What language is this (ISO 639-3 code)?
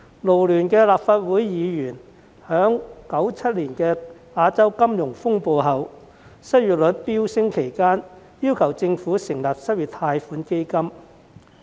yue